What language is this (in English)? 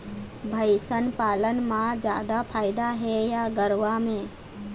Chhattisgarhi